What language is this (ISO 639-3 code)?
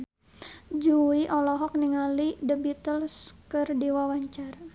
sun